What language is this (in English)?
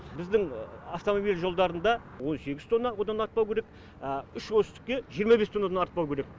Kazakh